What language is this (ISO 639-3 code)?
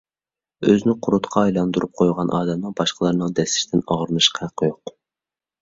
uig